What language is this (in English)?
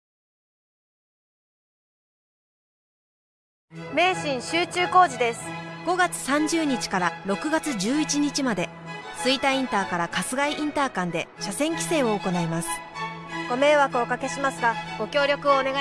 Japanese